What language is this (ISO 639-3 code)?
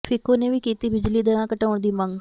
pan